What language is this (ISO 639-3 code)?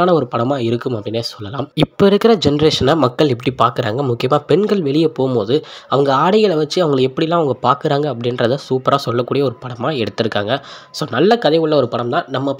tam